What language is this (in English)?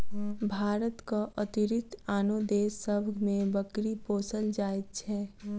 Maithili